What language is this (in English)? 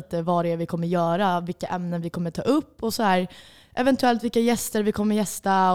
Swedish